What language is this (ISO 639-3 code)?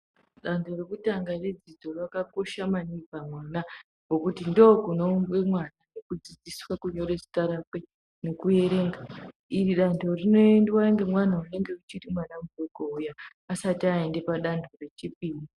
ndc